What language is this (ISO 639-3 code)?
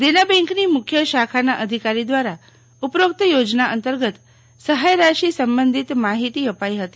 guj